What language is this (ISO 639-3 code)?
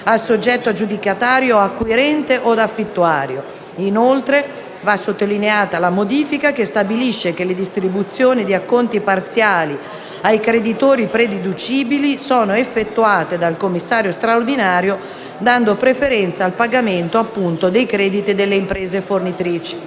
ita